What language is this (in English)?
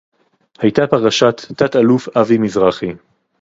Hebrew